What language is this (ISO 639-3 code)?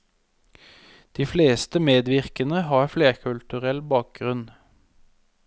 nor